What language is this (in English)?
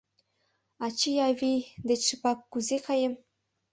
Mari